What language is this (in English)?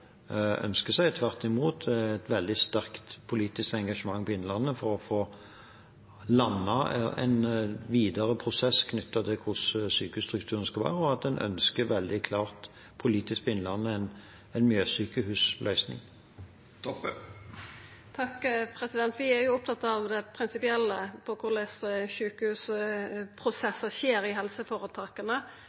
Norwegian